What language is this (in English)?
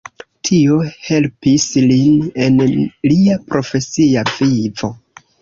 Esperanto